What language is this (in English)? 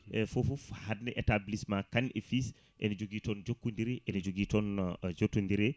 Fula